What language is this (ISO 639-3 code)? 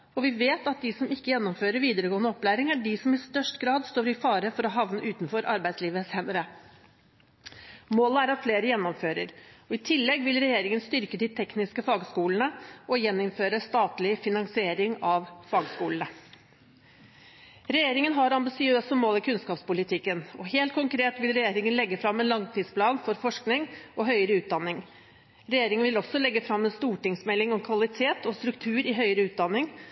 nob